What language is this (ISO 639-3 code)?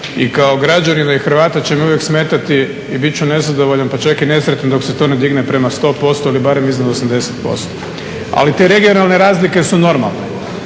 hrv